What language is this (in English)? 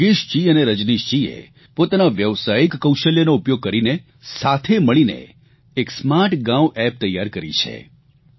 Gujarati